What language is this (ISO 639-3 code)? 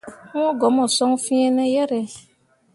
mua